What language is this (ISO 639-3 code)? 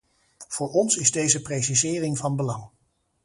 nld